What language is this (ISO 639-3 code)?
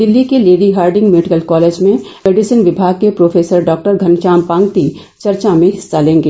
hin